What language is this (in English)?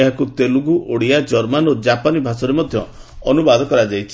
Odia